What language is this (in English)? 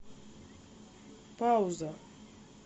Russian